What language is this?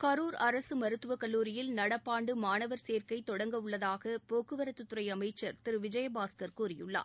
Tamil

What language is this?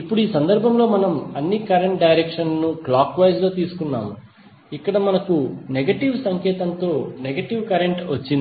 Telugu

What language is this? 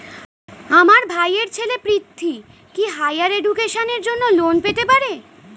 Bangla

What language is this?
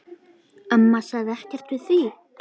Icelandic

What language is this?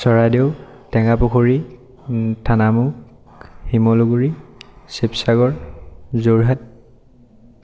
Assamese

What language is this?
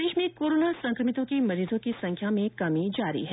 Hindi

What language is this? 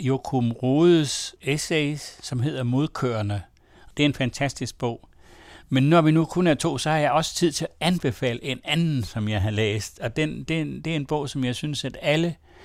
Danish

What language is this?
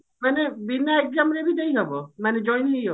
Odia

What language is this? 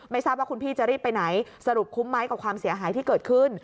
Thai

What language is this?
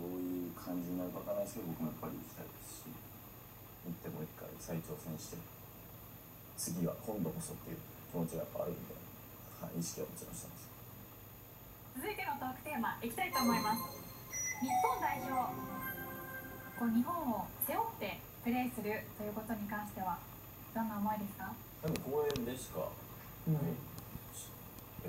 Japanese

